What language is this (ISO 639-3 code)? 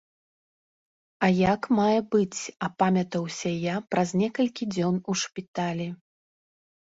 bel